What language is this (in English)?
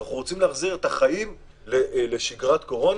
Hebrew